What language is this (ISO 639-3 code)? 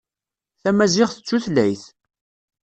kab